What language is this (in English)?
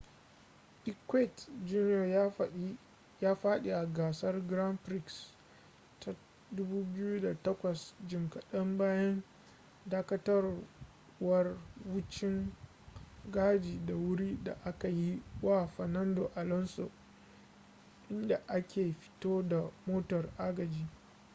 Hausa